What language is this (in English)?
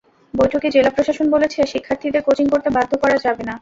Bangla